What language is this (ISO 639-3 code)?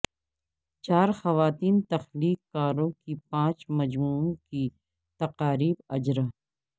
urd